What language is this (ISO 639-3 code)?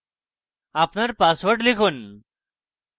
ben